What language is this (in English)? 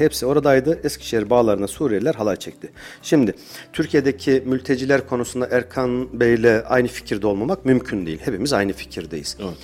Turkish